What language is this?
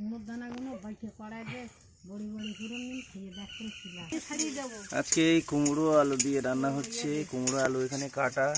Turkish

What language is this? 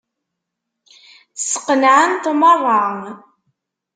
Kabyle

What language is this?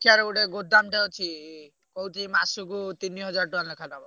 Odia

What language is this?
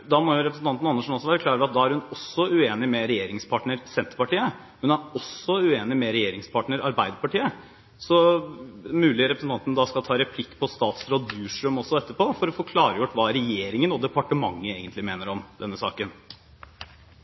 Norwegian Bokmål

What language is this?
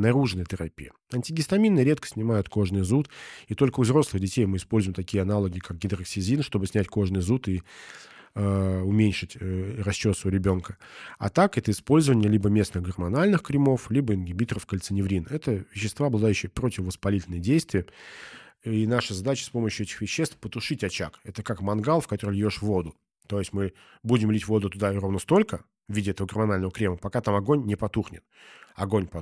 Russian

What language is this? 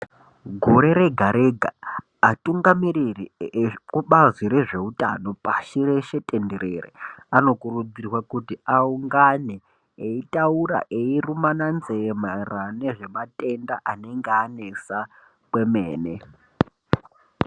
Ndau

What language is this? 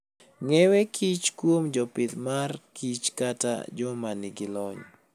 Luo (Kenya and Tanzania)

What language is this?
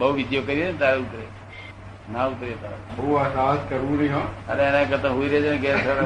Gujarati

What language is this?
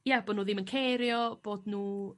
Welsh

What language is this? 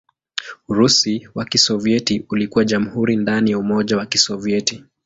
Swahili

